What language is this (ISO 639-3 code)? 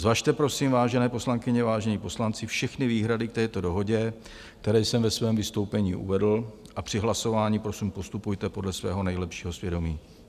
ces